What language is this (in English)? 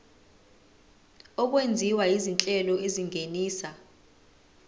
Zulu